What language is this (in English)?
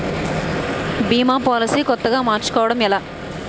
Telugu